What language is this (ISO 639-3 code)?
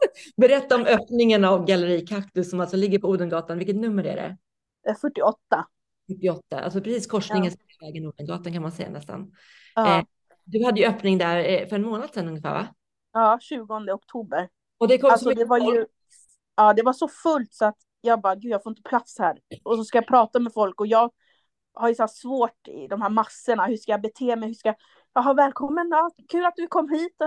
swe